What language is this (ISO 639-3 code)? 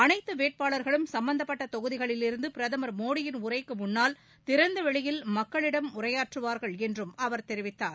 tam